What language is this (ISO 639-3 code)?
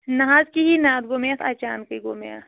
kas